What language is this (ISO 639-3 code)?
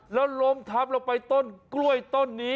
tha